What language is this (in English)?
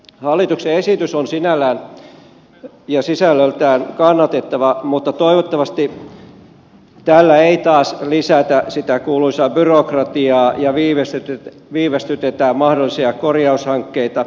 Finnish